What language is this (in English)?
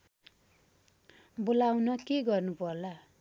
Nepali